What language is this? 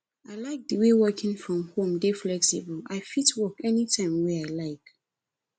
Nigerian Pidgin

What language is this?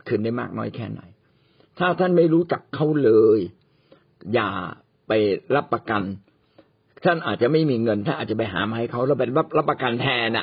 Thai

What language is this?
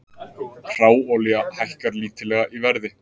Icelandic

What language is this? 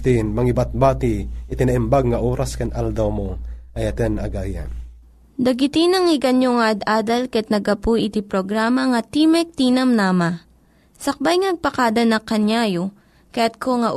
Filipino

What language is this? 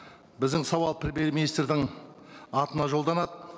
Kazakh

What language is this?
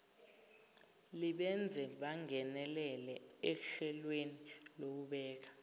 Zulu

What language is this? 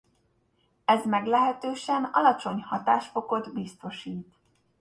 Hungarian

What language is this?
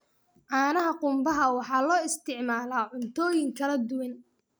Somali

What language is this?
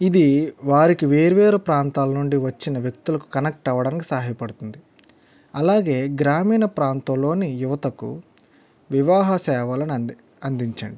Telugu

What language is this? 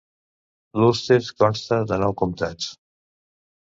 Catalan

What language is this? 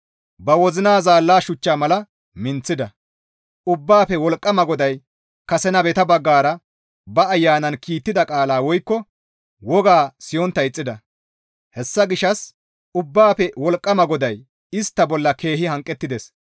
Gamo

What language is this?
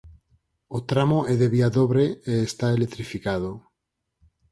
Galician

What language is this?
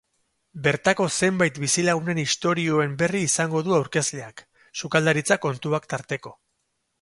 Basque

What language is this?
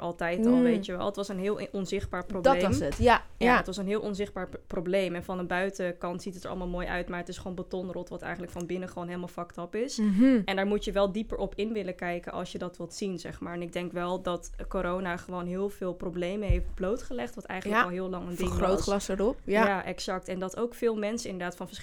Dutch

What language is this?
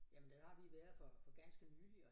Danish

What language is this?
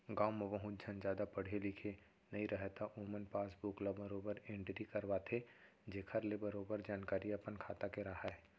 Chhattisgarhi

